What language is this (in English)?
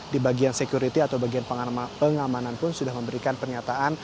Indonesian